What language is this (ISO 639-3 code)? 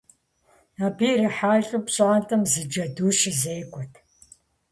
kbd